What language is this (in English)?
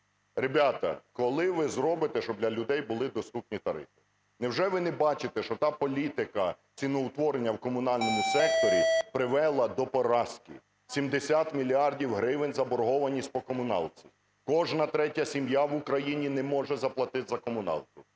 Ukrainian